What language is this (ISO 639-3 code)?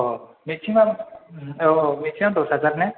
brx